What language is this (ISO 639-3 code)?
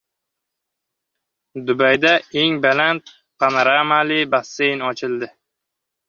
uzb